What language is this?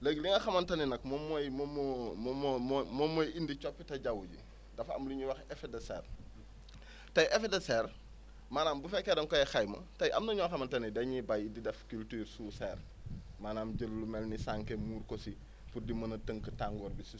Wolof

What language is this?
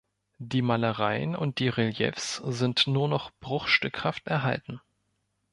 German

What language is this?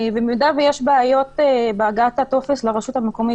Hebrew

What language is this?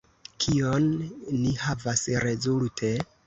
Esperanto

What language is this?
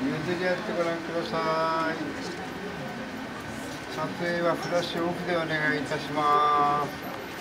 Japanese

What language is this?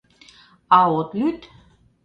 Mari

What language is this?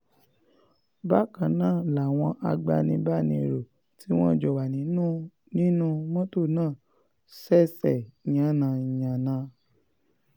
Yoruba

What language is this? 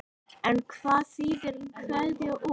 Icelandic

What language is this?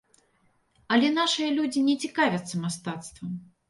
Belarusian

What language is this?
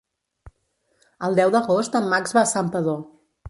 Catalan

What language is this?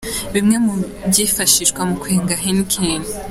Kinyarwanda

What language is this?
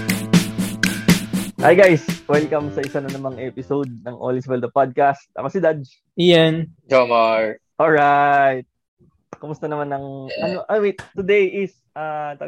Filipino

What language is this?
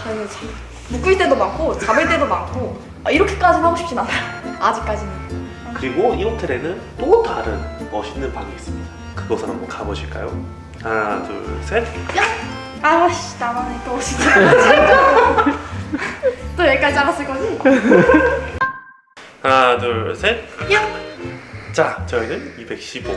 Korean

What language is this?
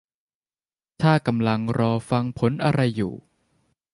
Thai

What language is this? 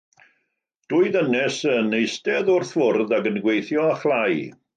Welsh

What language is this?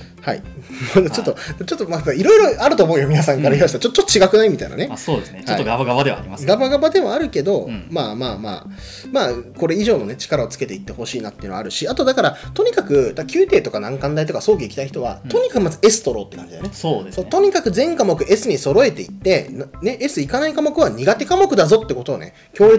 Japanese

